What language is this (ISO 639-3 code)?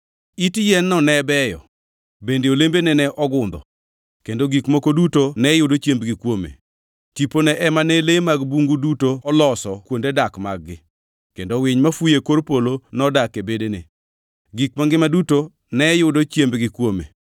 luo